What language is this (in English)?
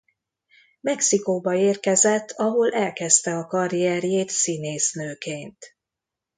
Hungarian